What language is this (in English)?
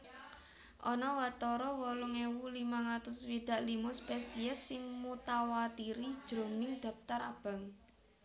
Javanese